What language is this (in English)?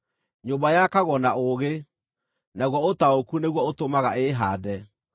Kikuyu